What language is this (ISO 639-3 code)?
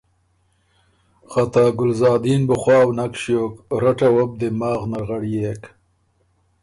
oru